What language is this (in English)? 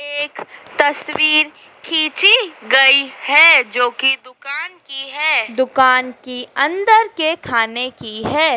Hindi